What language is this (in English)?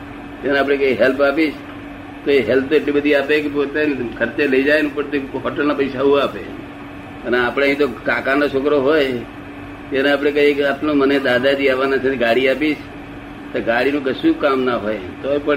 Gujarati